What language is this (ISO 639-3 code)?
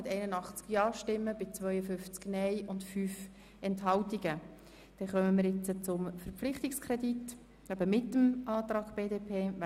gsw